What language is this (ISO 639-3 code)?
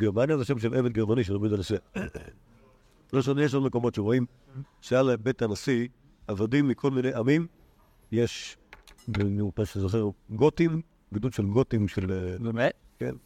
heb